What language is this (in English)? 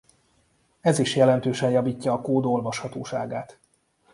Hungarian